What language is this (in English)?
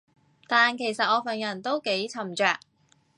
Cantonese